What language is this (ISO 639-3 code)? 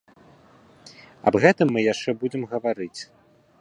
bel